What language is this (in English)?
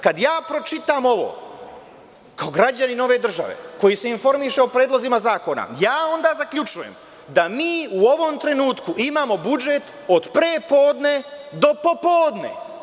Serbian